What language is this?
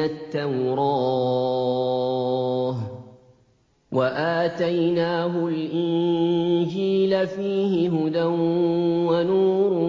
Arabic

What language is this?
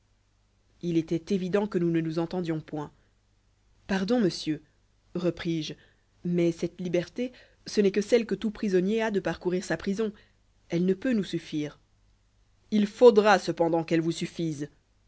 French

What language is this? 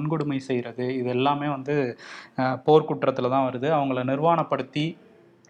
Tamil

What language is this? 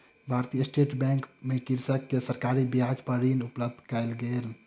Maithili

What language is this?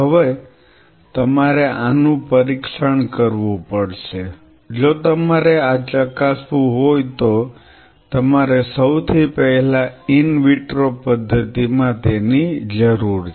Gujarati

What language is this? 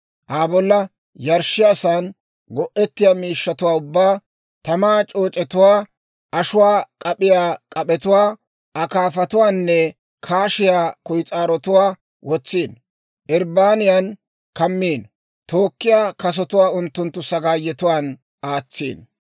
Dawro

